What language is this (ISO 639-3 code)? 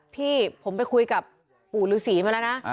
tha